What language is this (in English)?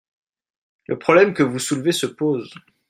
French